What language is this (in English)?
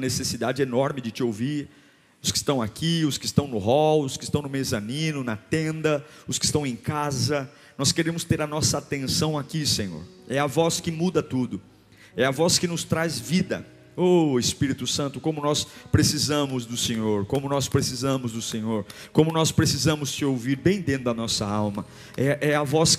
Portuguese